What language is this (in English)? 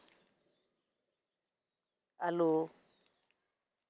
Santali